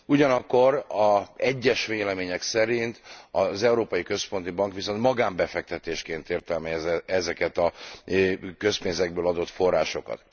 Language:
Hungarian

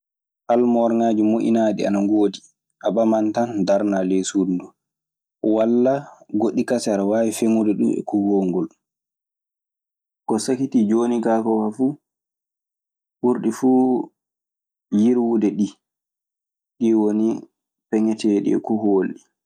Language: Maasina Fulfulde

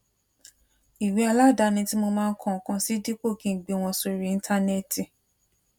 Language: Yoruba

